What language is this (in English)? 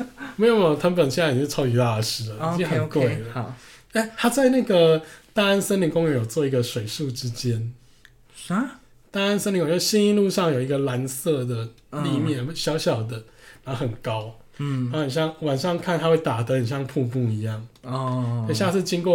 Chinese